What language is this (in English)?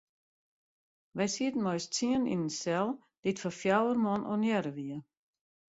Western Frisian